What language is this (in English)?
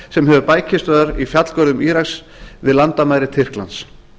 Icelandic